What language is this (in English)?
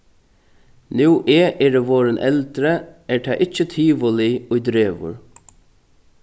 Faroese